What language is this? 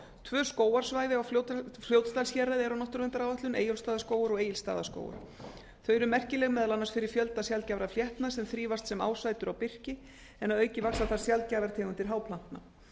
Icelandic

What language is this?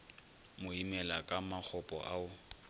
Northern Sotho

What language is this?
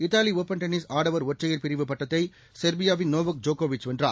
Tamil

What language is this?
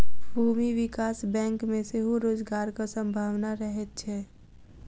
Maithili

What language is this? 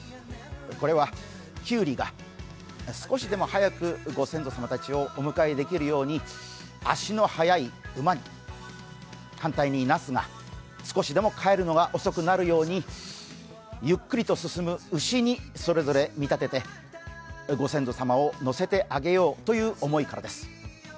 Japanese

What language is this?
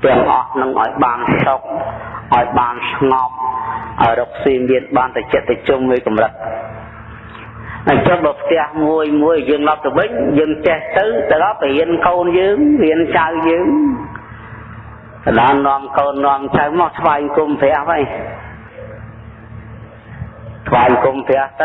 Vietnamese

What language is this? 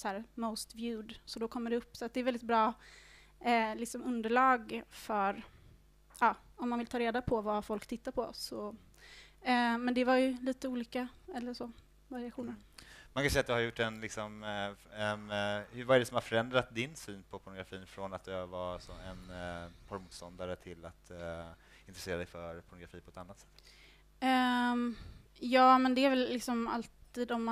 Swedish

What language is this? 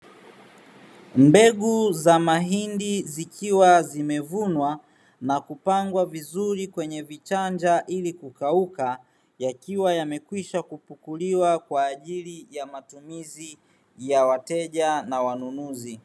Swahili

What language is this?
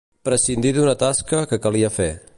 Catalan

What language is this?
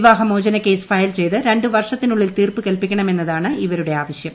Malayalam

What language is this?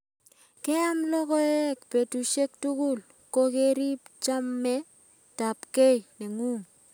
Kalenjin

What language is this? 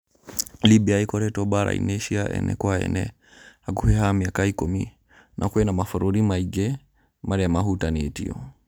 Kikuyu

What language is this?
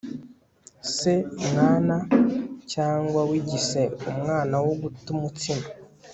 Kinyarwanda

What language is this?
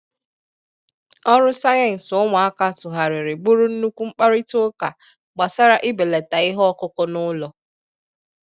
Igbo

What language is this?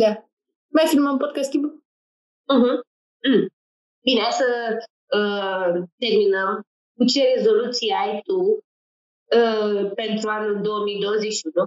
Romanian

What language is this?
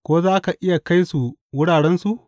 Hausa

